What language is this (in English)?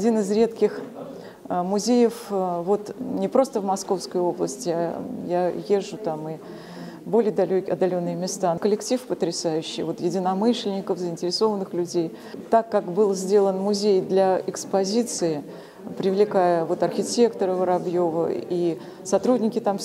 Russian